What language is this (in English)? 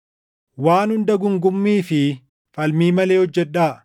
Oromo